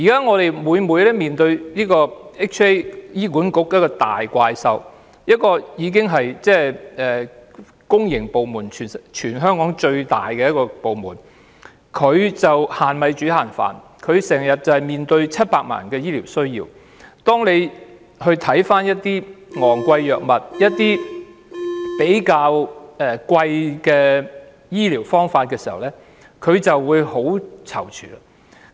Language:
Cantonese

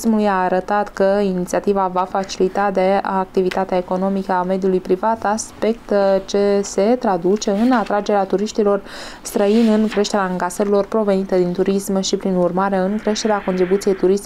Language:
Romanian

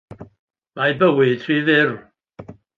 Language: Welsh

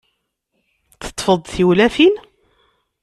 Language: Kabyle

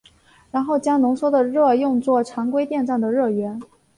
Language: Chinese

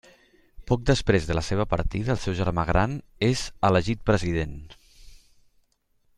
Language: Catalan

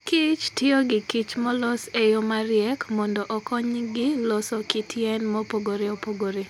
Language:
Luo (Kenya and Tanzania)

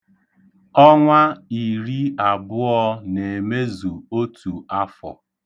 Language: Igbo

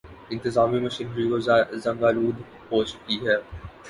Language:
Urdu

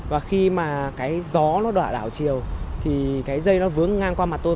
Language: Vietnamese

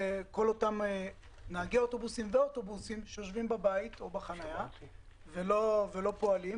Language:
Hebrew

